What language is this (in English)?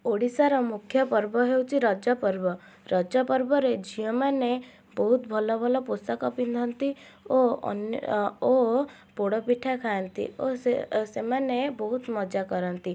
Odia